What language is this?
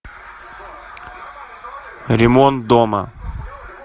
Russian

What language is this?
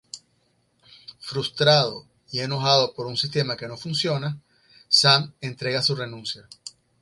Spanish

